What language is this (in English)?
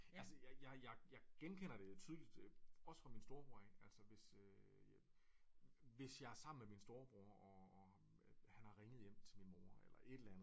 Danish